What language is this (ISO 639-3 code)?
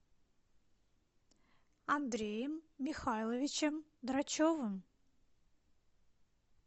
rus